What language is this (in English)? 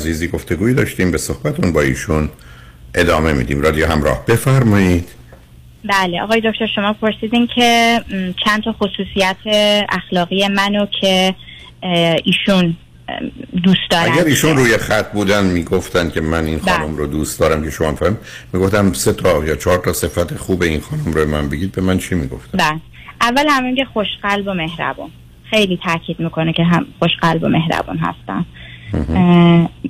Persian